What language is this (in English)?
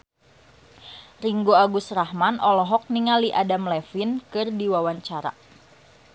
Sundanese